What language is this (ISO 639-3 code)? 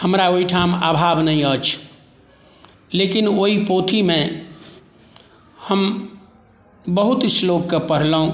mai